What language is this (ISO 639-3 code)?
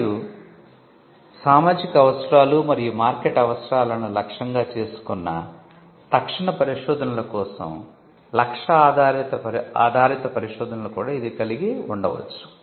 tel